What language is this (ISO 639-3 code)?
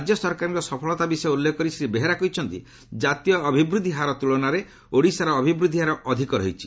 ori